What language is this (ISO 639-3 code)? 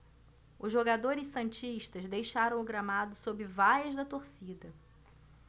por